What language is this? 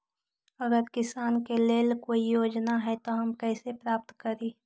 Magahi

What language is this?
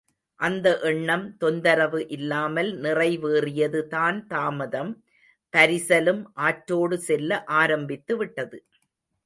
Tamil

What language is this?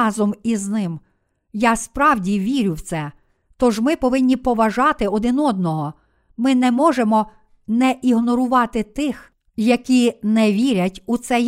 Ukrainian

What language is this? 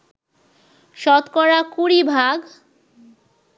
Bangla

